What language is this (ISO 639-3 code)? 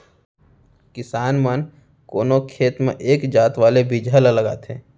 hne